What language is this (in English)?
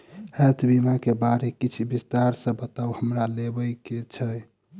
Maithili